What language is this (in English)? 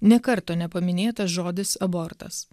Lithuanian